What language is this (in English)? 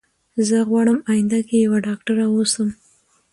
Pashto